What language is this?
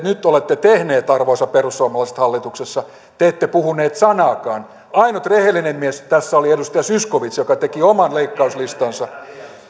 Finnish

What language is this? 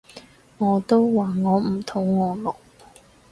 Cantonese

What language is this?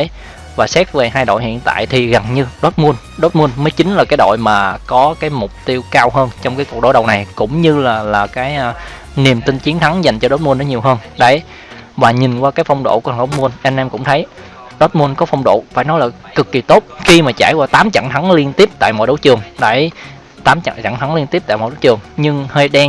Vietnamese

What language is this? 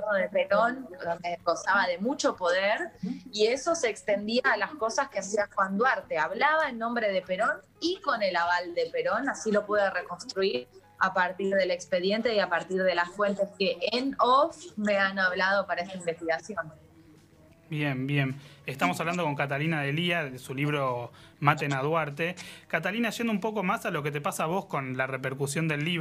Spanish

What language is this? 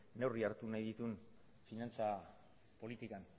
Basque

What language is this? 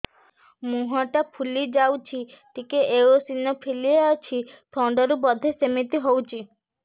Odia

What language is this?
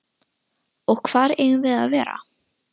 Icelandic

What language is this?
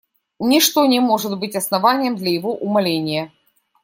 Russian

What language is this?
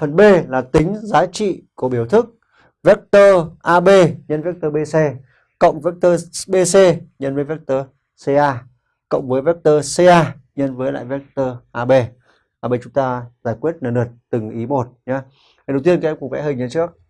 Vietnamese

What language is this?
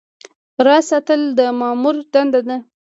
Pashto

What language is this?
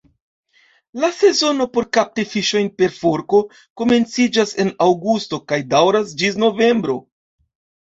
Esperanto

